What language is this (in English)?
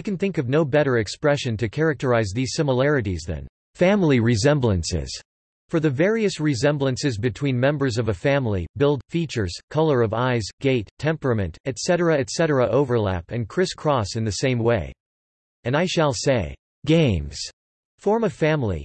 English